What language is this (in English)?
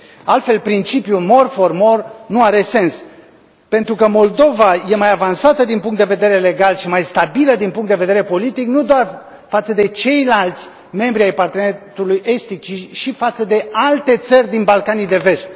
Romanian